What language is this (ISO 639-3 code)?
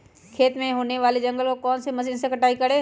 mag